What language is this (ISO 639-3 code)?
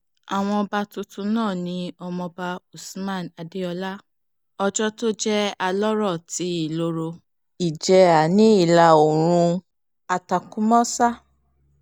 yor